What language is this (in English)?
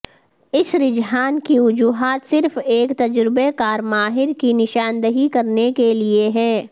Urdu